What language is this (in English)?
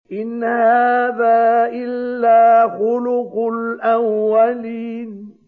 Arabic